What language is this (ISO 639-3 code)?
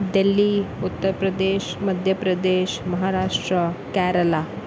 snd